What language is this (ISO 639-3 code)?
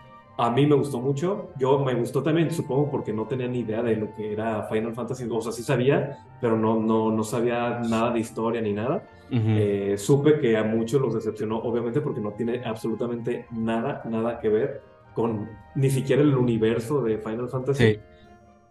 spa